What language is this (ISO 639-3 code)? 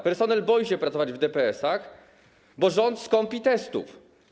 pol